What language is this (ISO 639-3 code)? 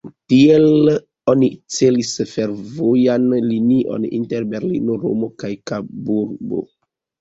epo